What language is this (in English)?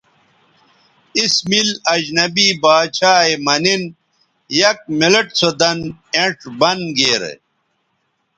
Bateri